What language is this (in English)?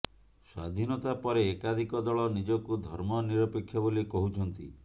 Odia